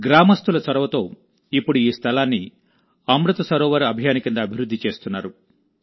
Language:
Telugu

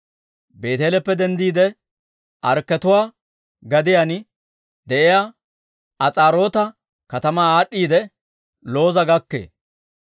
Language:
Dawro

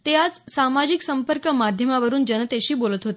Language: Marathi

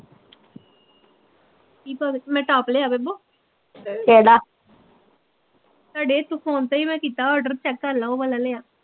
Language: Punjabi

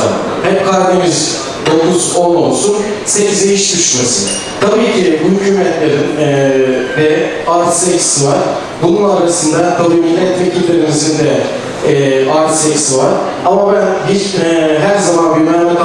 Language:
Turkish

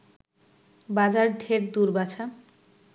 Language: Bangla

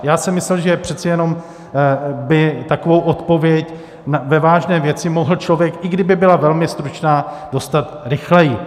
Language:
Czech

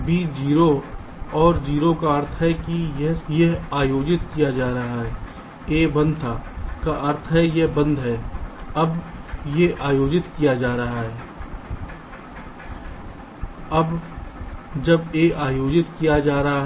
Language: Hindi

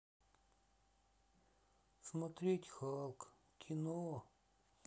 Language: Russian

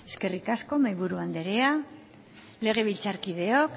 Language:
Basque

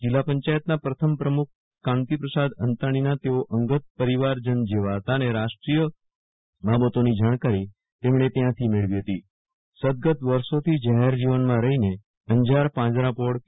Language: Gujarati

